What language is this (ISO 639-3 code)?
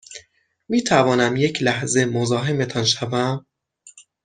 fas